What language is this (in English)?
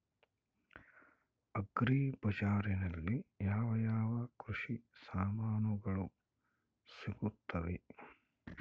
Kannada